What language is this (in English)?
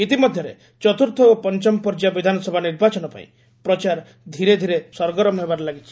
Odia